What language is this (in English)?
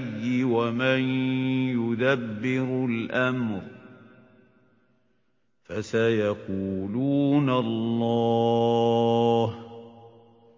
Arabic